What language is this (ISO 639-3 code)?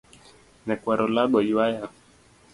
luo